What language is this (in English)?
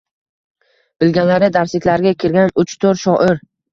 Uzbek